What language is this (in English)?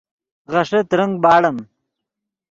Yidgha